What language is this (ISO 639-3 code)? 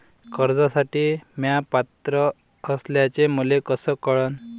mar